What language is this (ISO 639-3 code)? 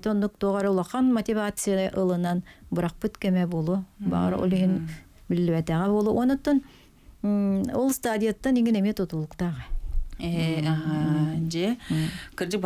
tur